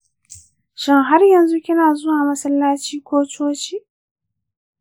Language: Hausa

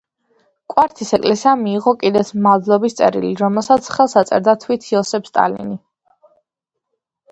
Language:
Georgian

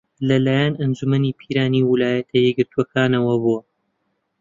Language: Central Kurdish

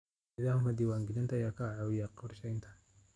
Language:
Somali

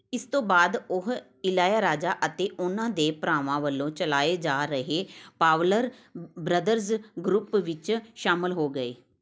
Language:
Punjabi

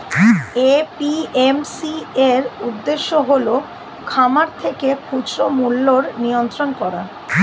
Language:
Bangla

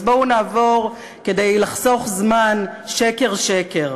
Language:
Hebrew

